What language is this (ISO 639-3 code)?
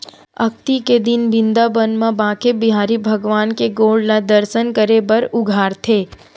hne